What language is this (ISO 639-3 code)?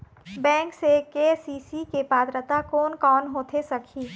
hne